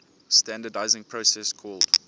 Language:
English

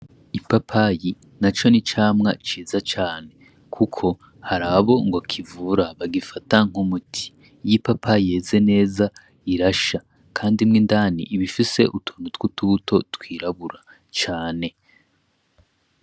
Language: Rundi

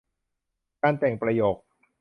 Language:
Thai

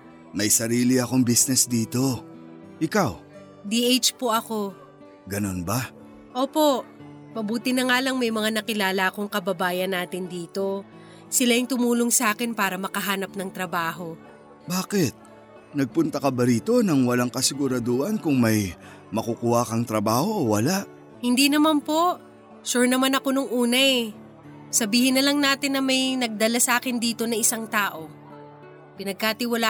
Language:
Filipino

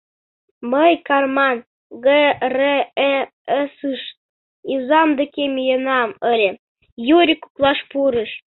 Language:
Mari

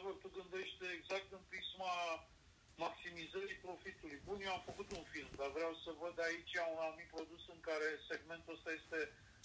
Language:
Romanian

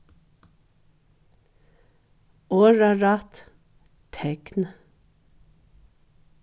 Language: Faroese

